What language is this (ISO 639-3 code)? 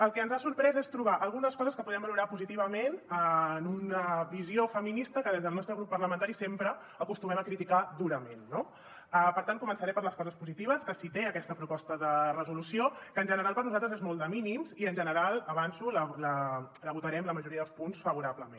cat